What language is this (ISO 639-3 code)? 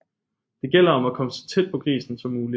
dan